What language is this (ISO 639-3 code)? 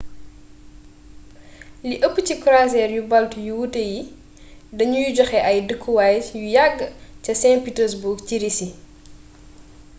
wol